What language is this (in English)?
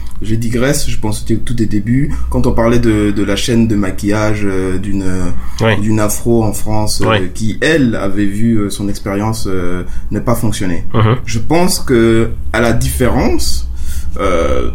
French